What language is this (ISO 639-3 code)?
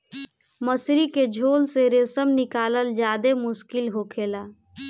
bho